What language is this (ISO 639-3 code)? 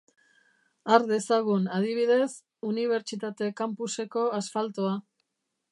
eus